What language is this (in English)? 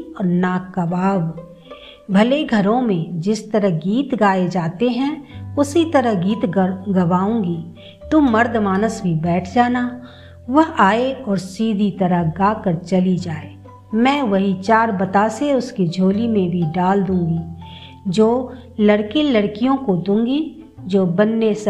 Hindi